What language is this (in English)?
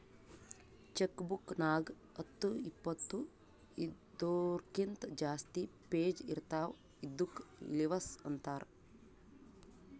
Kannada